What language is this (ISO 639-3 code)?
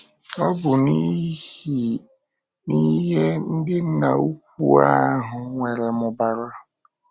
ibo